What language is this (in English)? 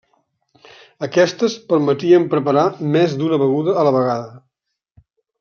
Catalan